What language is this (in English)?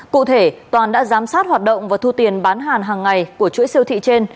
Vietnamese